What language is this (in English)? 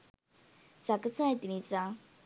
Sinhala